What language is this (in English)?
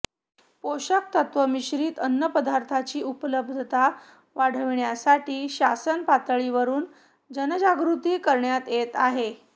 Marathi